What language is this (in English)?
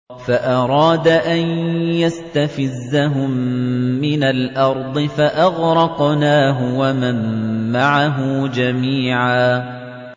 Arabic